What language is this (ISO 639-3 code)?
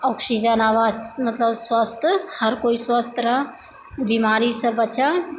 mai